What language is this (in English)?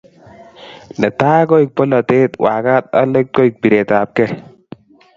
Kalenjin